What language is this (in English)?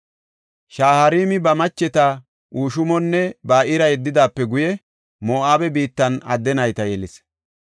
Gofa